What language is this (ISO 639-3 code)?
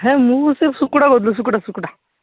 ori